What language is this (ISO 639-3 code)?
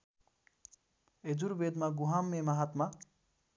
nep